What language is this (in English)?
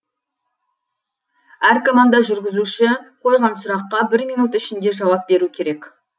Kazakh